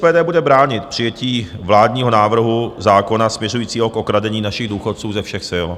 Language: Czech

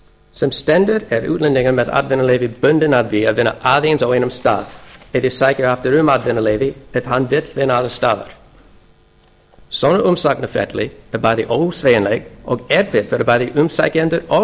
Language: Icelandic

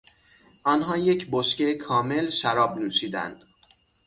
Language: Persian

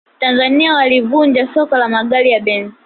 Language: Swahili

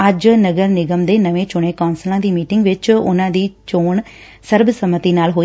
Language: Punjabi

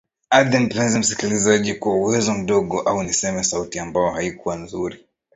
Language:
Swahili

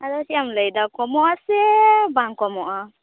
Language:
Santali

